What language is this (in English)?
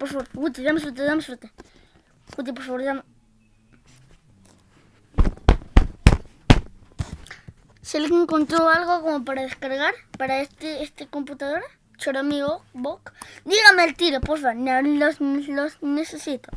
Spanish